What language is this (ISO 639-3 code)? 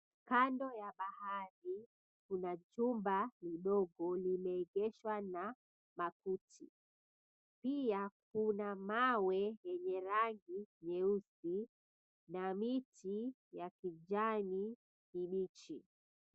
swa